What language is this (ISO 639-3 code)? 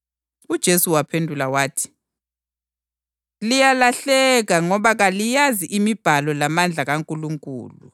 nde